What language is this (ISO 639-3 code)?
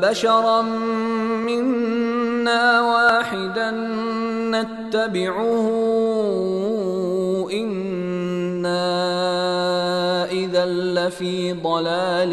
fas